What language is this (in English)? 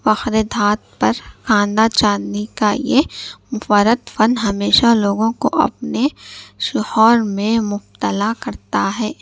Urdu